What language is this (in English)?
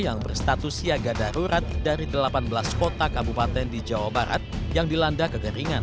Indonesian